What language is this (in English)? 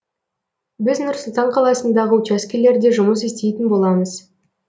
Kazakh